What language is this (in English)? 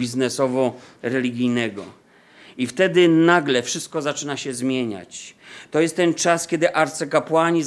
Polish